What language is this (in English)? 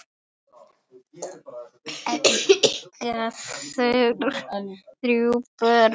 Icelandic